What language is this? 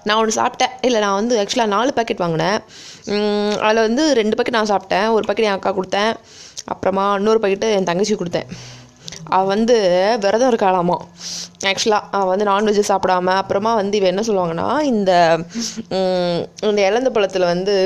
Tamil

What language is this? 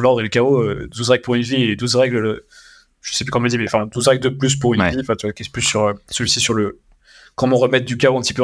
French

